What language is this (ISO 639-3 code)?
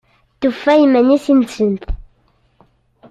kab